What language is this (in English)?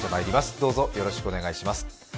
Japanese